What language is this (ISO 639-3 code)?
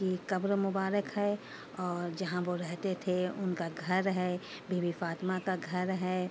urd